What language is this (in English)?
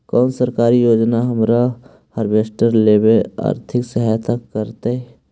Magahi